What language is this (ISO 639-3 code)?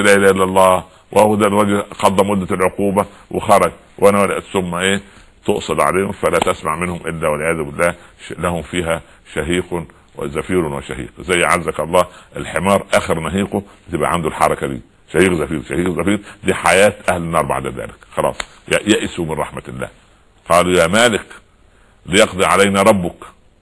ara